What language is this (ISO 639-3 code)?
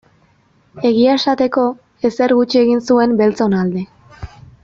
eus